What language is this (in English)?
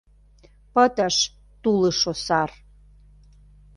Mari